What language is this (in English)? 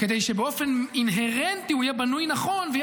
Hebrew